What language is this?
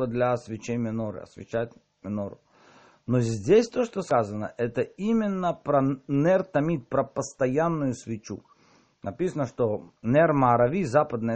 Russian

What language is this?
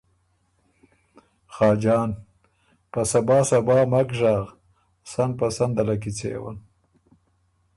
Ormuri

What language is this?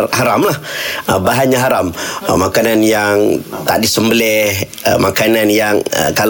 Malay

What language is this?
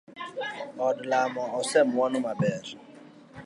Luo (Kenya and Tanzania)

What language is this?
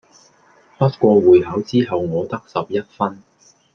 Cantonese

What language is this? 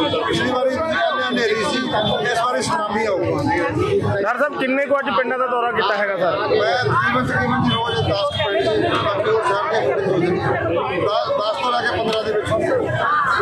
Punjabi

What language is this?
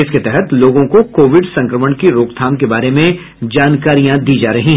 Hindi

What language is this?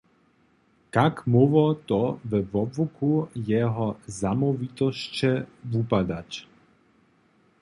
Upper Sorbian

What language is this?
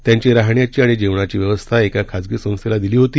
Marathi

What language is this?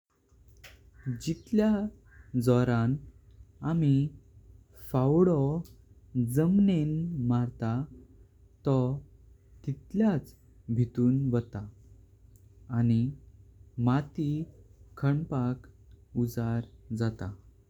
Konkani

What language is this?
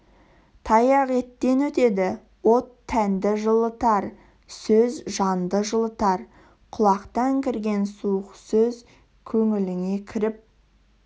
Kazakh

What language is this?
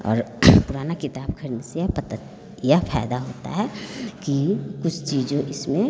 Hindi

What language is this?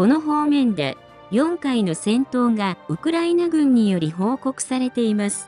Japanese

